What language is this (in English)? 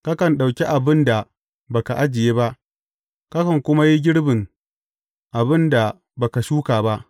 Hausa